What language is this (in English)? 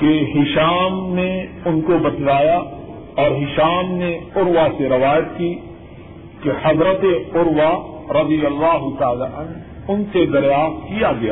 Urdu